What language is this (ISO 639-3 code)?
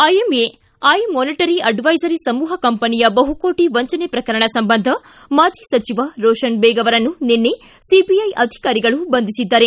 kan